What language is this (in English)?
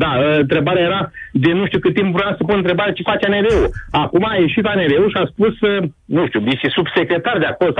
Romanian